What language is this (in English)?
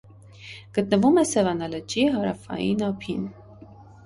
Armenian